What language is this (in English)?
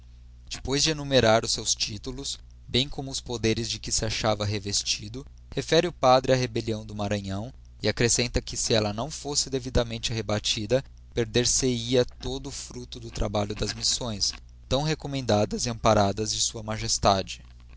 Portuguese